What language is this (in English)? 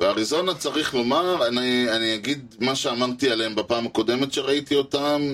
Hebrew